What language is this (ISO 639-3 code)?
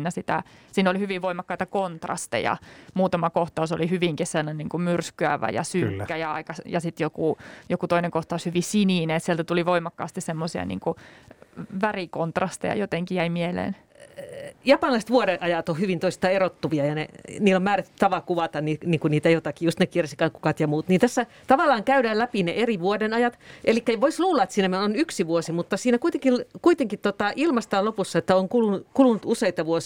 fin